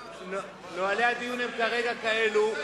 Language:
Hebrew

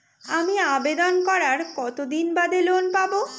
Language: Bangla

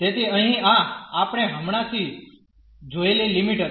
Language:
Gujarati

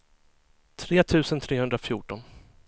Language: Swedish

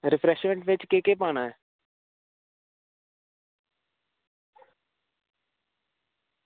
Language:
Dogri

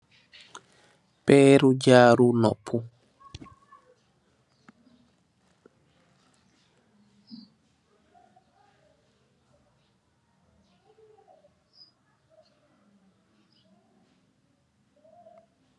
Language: Wolof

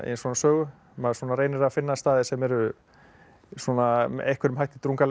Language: Icelandic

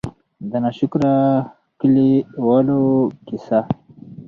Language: Pashto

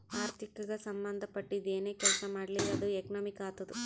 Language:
Kannada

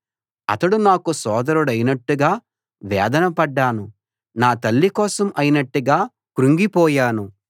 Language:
Telugu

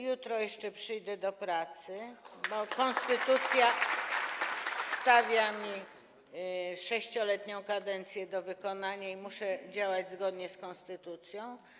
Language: Polish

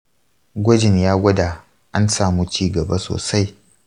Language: Hausa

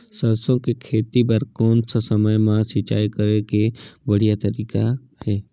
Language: Chhattisgarhi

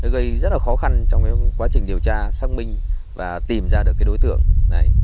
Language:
Vietnamese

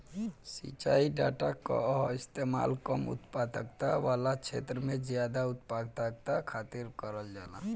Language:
Bhojpuri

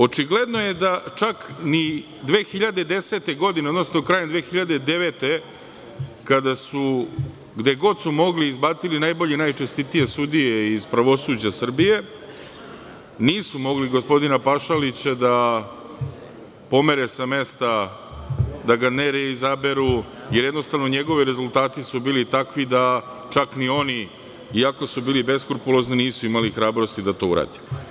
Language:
Serbian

